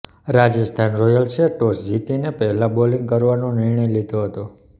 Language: Gujarati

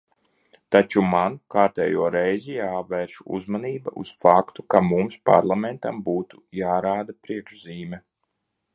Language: Latvian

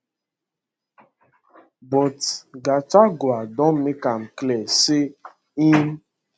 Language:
Nigerian Pidgin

